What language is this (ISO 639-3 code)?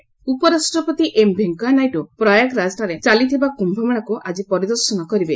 ori